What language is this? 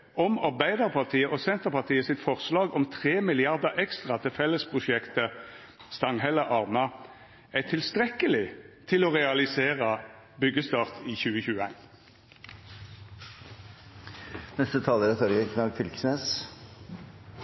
Norwegian Nynorsk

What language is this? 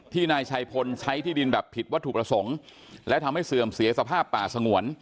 Thai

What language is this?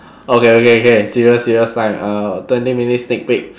English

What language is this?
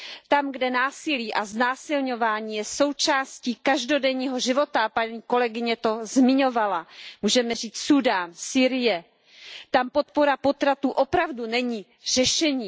Czech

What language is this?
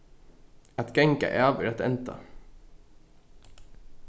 Faroese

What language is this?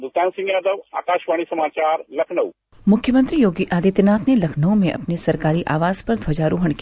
Hindi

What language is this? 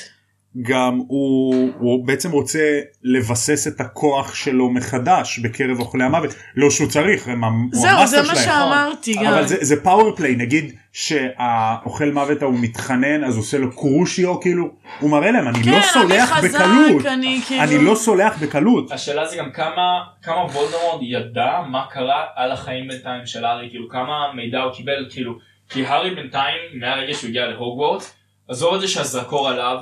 Hebrew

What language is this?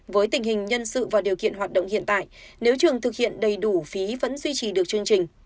Vietnamese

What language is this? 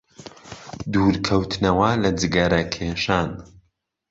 Central Kurdish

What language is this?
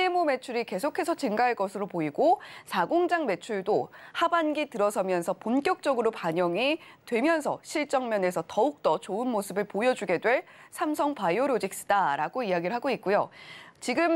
Korean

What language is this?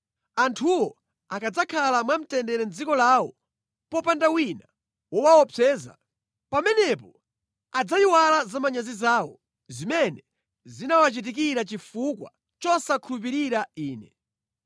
Nyanja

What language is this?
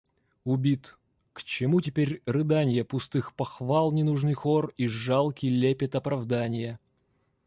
Russian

